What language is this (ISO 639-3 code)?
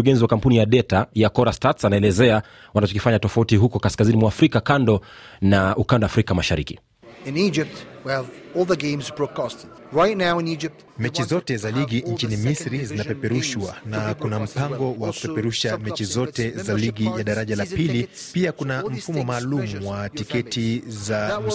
swa